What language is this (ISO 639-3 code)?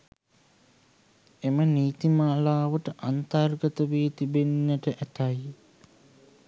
sin